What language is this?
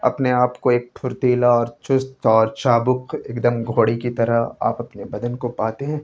Urdu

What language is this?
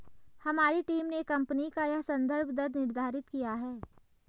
Hindi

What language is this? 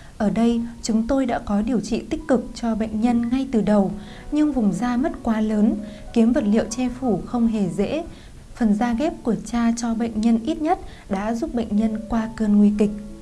Vietnamese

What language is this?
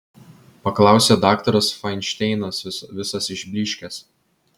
Lithuanian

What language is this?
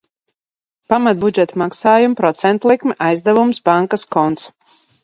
Latvian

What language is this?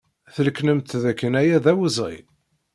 Kabyle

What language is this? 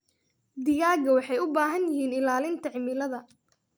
Somali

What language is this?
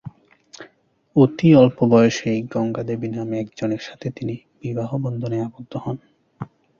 Bangla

